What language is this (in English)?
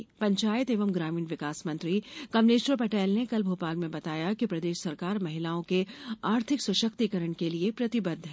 Hindi